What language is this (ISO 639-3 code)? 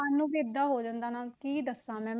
pan